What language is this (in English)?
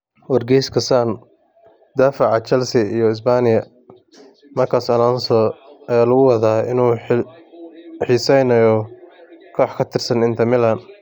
Somali